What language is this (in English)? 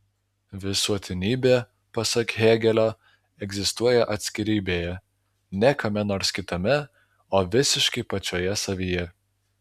Lithuanian